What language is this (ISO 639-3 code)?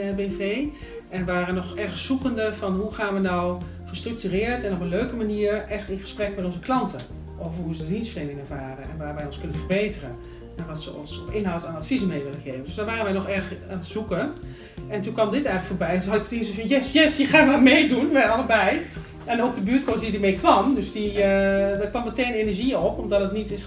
nld